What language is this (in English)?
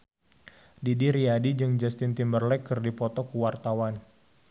Sundanese